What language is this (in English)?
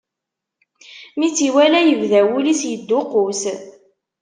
Kabyle